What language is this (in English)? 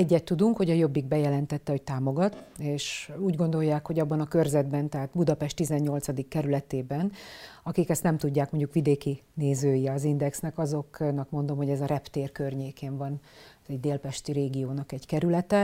Hungarian